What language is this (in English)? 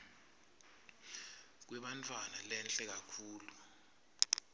Swati